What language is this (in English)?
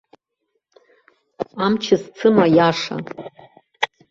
Abkhazian